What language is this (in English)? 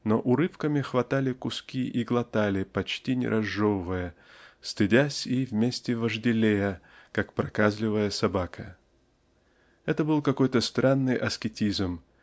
Russian